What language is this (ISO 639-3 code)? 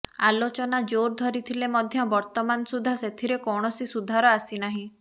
ori